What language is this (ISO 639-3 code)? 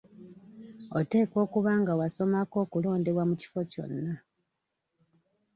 lug